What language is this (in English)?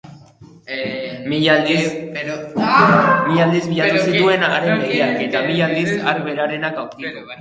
Basque